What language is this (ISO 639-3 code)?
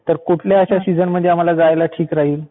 mar